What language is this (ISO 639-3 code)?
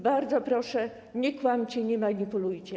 pol